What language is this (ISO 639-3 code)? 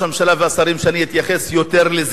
heb